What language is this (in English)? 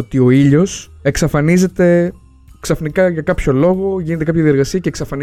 Greek